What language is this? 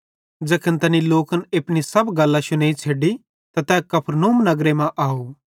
Bhadrawahi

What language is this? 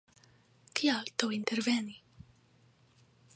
Esperanto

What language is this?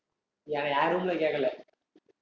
Tamil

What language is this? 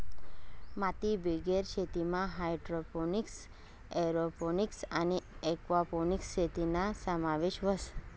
Marathi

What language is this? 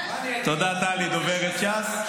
Hebrew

